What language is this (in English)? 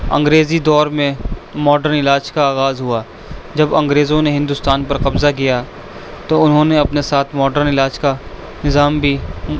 Urdu